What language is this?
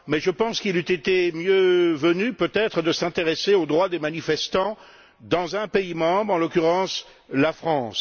French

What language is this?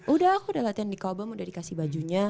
Indonesian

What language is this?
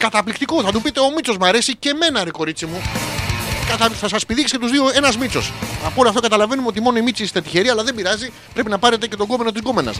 Greek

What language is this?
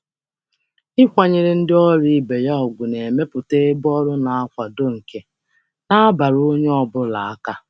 Igbo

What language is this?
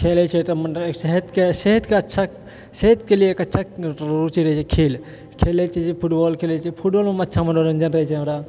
Maithili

